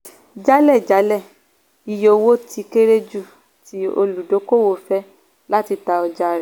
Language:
Yoruba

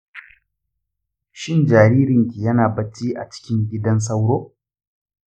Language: Hausa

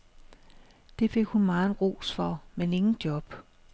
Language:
Danish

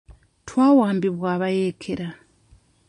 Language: Ganda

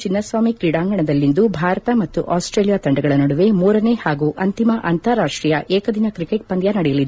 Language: Kannada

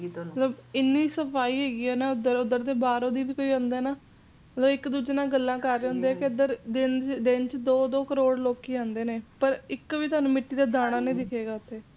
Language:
Punjabi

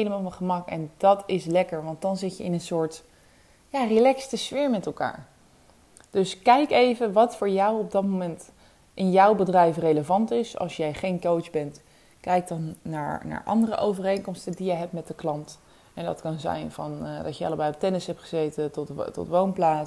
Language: Dutch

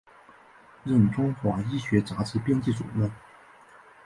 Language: Chinese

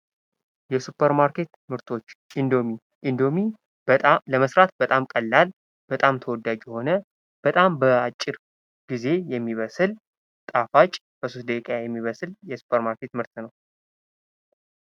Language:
Amharic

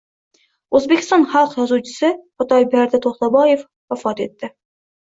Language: Uzbek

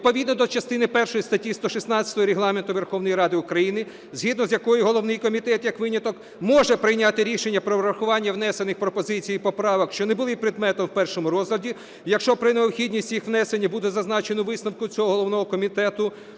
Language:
Ukrainian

